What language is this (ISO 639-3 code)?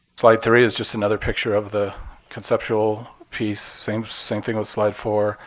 eng